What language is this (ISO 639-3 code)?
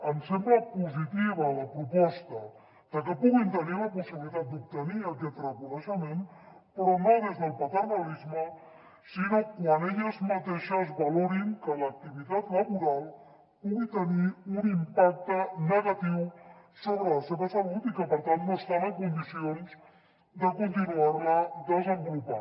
cat